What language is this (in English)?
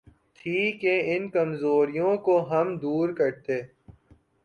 Urdu